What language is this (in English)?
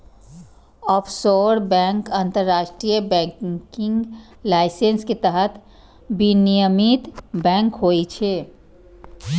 Maithili